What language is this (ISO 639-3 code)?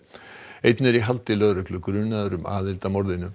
isl